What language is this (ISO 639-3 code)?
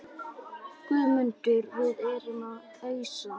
isl